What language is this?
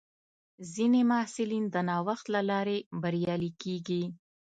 Pashto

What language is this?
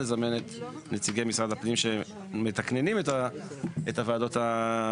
Hebrew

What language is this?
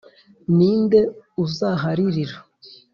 Kinyarwanda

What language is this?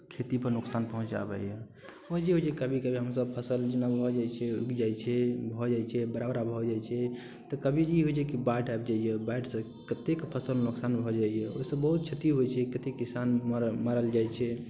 Maithili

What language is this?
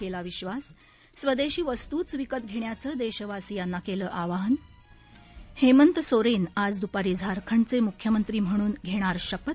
Marathi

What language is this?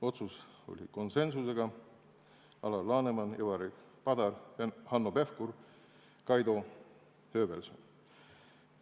Estonian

